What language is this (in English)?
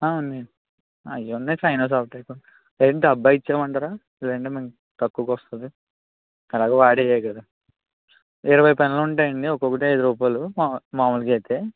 Telugu